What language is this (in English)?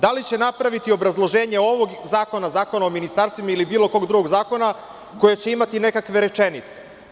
Serbian